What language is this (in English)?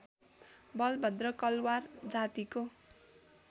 Nepali